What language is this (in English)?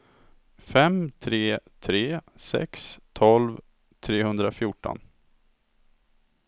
Swedish